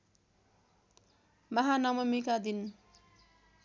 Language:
Nepali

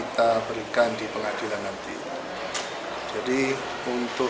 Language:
Indonesian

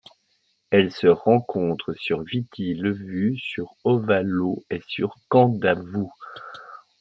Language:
French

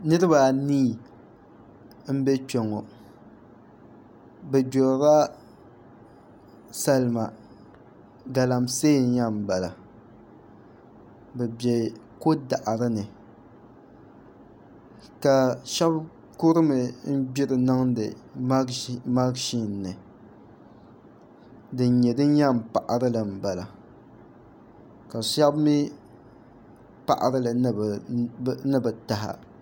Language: Dagbani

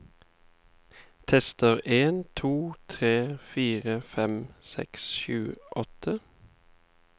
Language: Norwegian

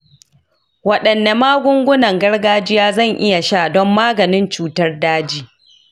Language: Hausa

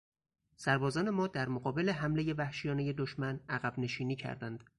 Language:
Persian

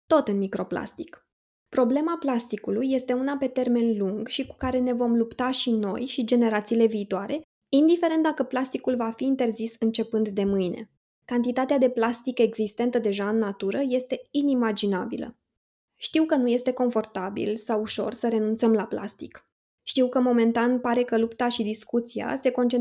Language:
Romanian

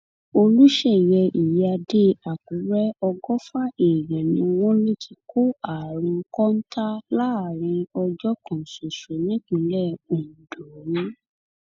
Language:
Yoruba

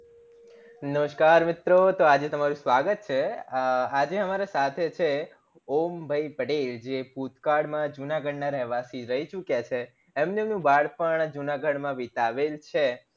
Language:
Gujarati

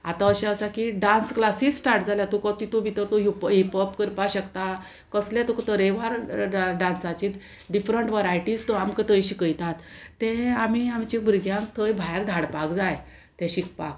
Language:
Konkani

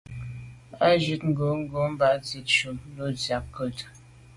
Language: Medumba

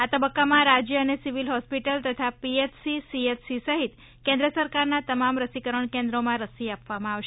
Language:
Gujarati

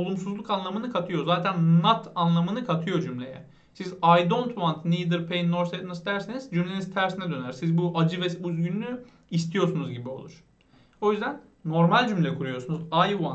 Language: Turkish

